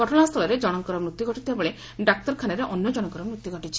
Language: Odia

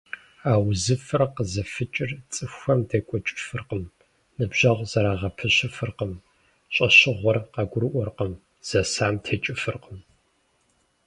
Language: Kabardian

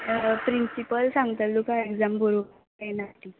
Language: Konkani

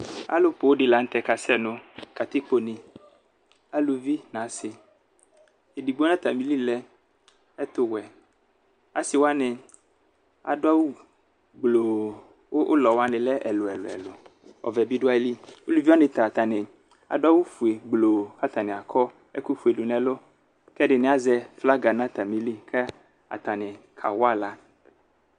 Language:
Ikposo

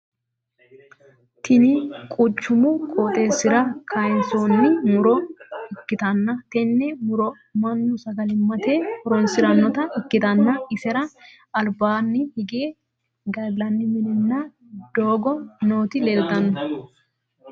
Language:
Sidamo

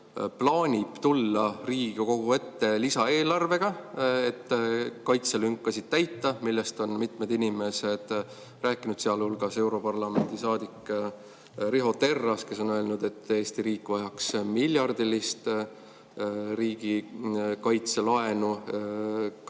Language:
Estonian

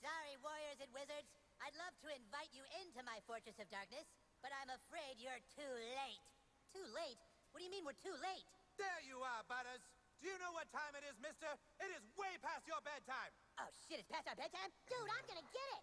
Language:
Romanian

